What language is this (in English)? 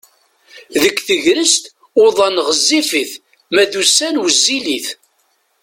Kabyle